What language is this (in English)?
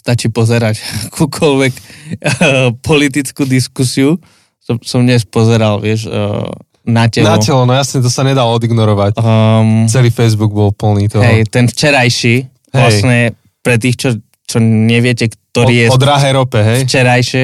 Slovak